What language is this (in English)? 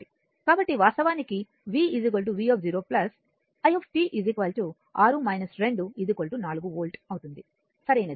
Telugu